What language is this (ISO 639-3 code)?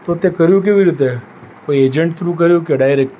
guj